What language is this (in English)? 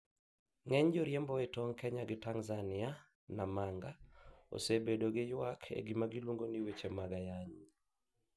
Luo (Kenya and Tanzania)